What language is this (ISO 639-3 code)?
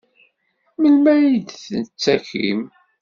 kab